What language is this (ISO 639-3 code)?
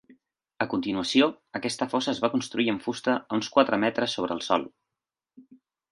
cat